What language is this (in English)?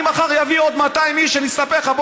Hebrew